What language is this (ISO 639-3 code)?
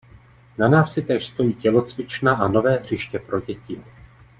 ces